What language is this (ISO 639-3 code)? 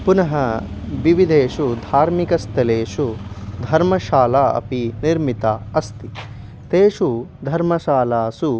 san